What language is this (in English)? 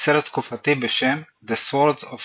Hebrew